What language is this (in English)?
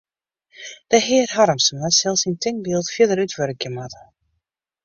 Western Frisian